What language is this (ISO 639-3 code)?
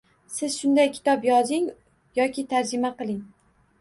uzb